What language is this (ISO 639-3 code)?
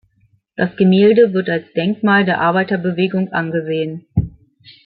deu